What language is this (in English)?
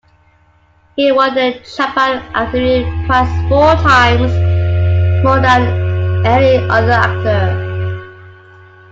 English